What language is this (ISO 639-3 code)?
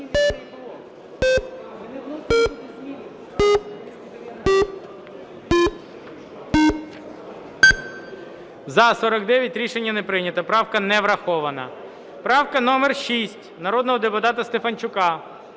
ukr